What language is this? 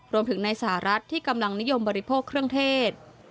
Thai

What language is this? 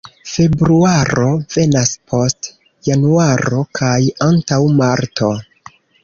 Esperanto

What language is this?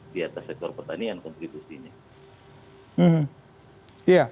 Indonesian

